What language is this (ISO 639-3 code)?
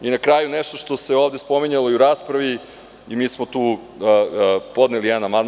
srp